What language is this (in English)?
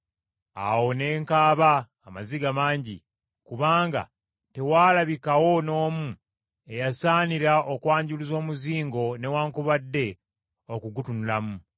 Ganda